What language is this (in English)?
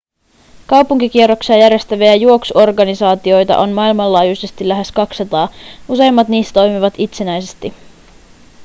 Finnish